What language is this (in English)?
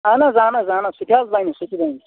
Kashmiri